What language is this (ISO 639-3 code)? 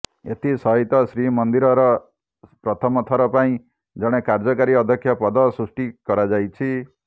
ori